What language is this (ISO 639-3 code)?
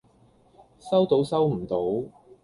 yue